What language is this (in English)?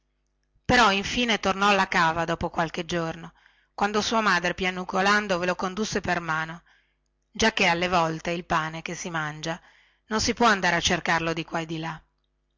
Italian